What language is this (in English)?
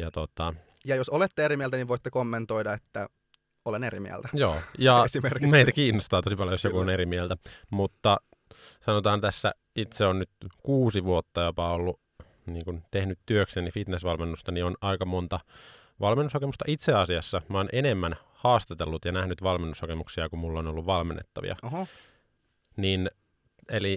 Finnish